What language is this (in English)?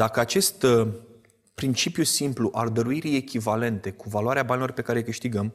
Romanian